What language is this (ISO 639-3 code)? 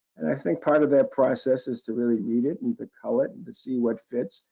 eng